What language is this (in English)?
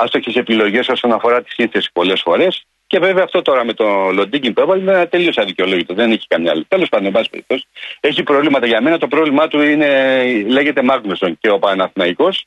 Greek